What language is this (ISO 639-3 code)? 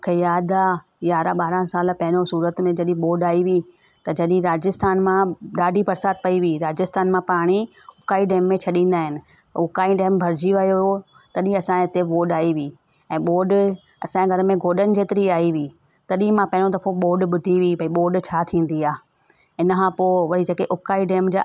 snd